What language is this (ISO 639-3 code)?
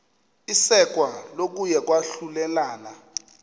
xho